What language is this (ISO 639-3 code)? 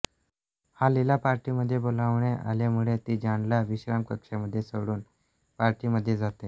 mar